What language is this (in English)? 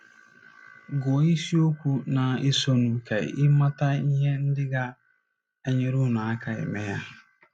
Igbo